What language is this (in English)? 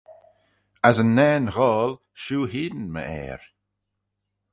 Manx